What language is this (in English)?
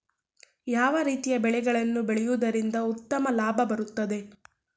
Kannada